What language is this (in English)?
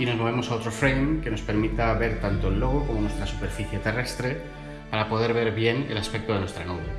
Spanish